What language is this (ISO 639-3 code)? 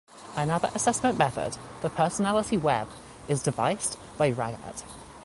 eng